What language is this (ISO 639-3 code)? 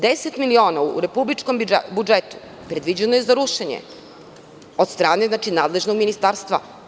srp